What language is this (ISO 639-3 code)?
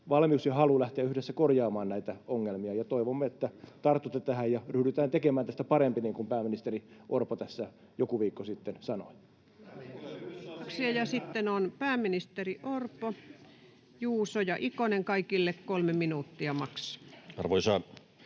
fin